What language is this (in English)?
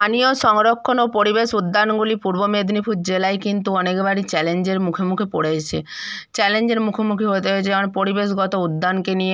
Bangla